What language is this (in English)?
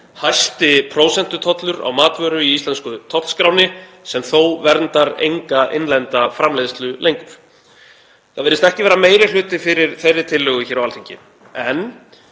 Icelandic